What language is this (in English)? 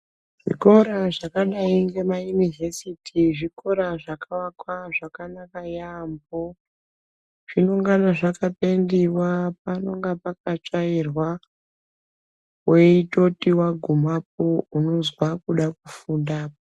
Ndau